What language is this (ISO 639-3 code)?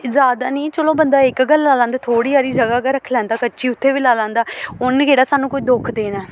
doi